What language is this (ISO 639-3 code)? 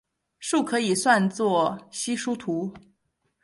zho